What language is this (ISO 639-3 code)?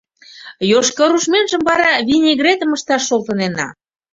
chm